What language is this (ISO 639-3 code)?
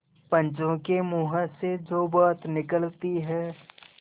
hin